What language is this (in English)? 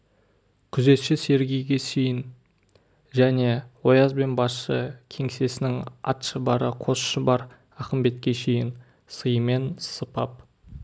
Kazakh